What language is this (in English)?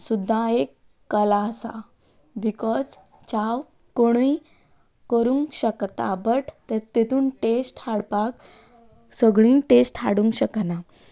Konkani